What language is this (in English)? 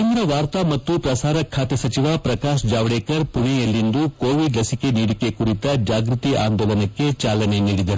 Kannada